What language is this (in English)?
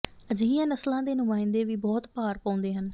Punjabi